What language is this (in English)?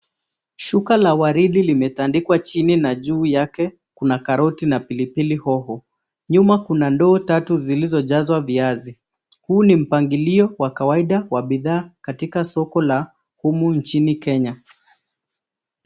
Swahili